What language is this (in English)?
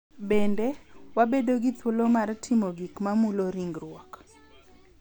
Luo (Kenya and Tanzania)